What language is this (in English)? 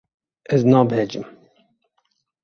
Kurdish